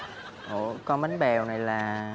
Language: Vietnamese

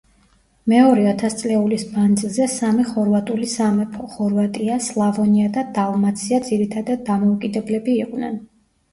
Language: Georgian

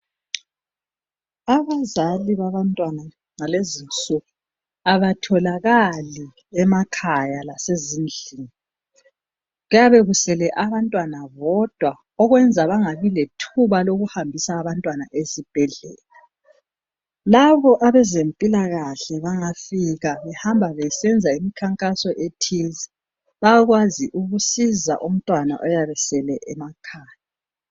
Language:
North Ndebele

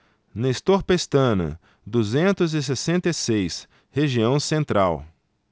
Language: Portuguese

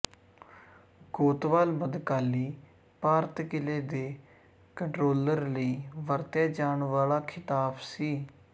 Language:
Punjabi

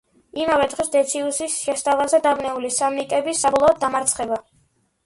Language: Georgian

